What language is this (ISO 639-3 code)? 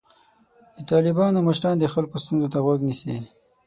pus